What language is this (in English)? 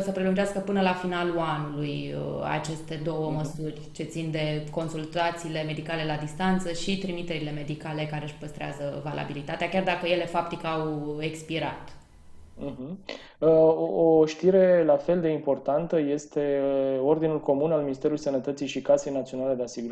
Romanian